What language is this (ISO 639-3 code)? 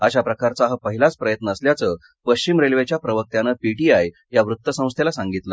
mar